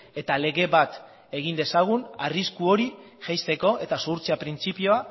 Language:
Basque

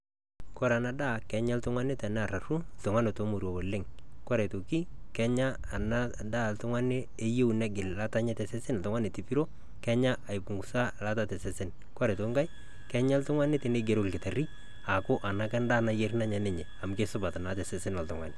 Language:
Masai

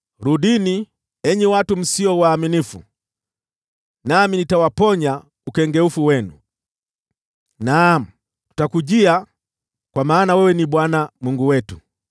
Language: Swahili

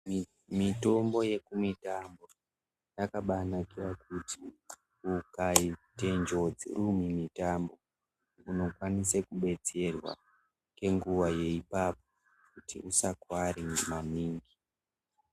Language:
Ndau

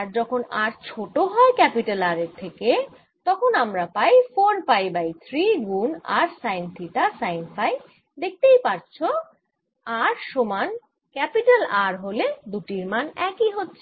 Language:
Bangla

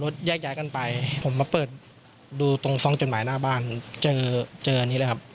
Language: Thai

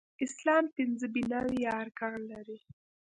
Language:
Pashto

